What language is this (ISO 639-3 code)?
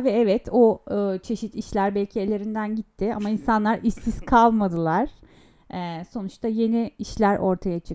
tur